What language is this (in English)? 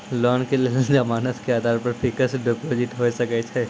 Maithili